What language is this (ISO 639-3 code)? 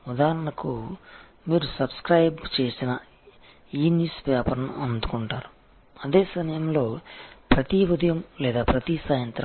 tel